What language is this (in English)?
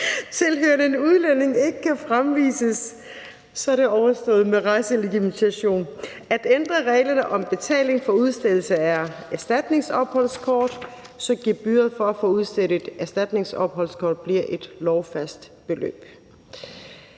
Danish